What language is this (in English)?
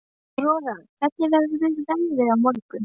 Icelandic